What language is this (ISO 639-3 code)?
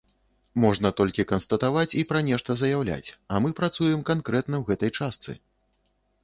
bel